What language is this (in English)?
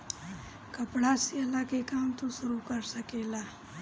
Bhojpuri